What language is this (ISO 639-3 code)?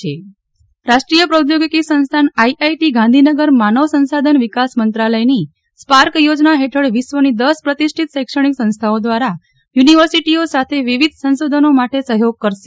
guj